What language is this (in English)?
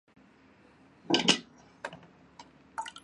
Chinese